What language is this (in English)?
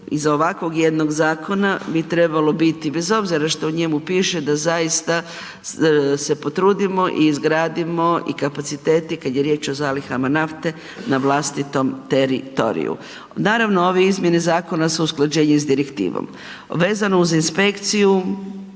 Croatian